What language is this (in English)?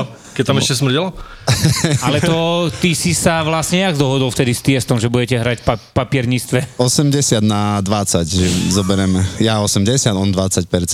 Slovak